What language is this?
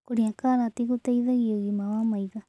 Kikuyu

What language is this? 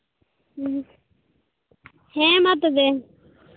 Santali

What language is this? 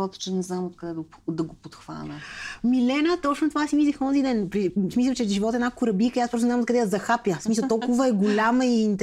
Bulgarian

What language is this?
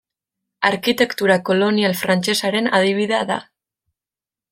Basque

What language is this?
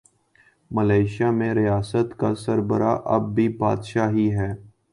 Urdu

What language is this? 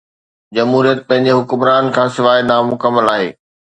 Sindhi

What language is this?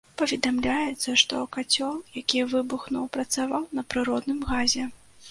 Belarusian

